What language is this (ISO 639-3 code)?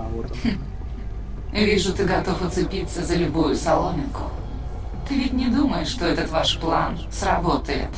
rus